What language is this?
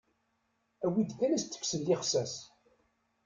Kabyle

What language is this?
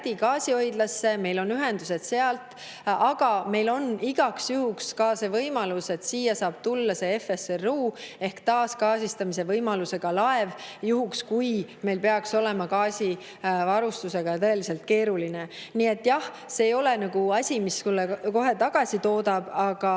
Estonian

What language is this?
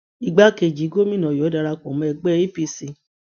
Yoruba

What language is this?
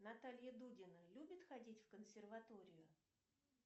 Russian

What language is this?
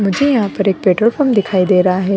Hindi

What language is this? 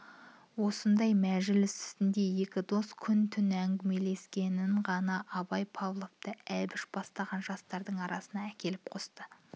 Kazakh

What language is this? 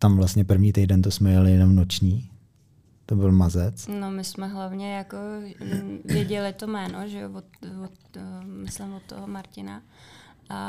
Czech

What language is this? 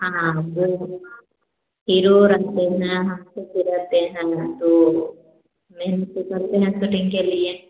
Hindi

